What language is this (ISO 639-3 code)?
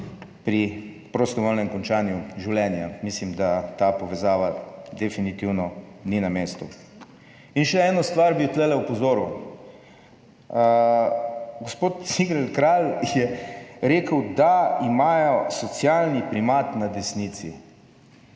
slv